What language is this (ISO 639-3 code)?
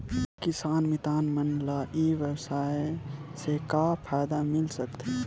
hne